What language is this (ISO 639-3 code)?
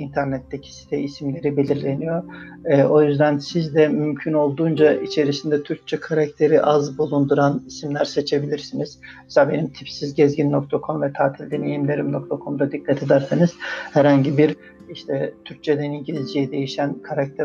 tur